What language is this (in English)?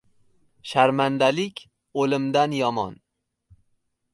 Uzbek